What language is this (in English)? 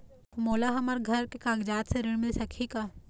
Chhattisgarhi